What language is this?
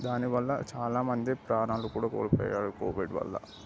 Telugu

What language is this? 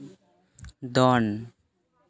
Santali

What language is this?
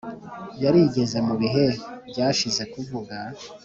Kinyarwanda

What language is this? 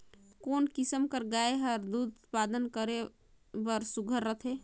Chhattisgarhi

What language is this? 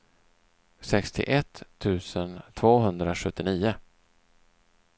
Swedish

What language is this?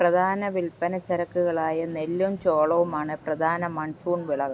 Malayalam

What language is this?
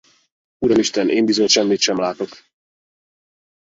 Hungarian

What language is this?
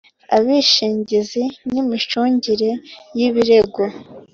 Kinyarwanda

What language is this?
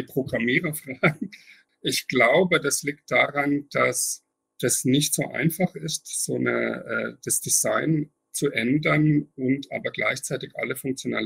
German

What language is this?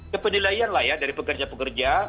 Indonesian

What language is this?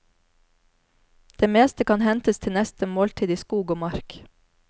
Norwegian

